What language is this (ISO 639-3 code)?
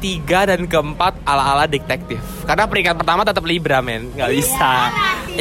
ind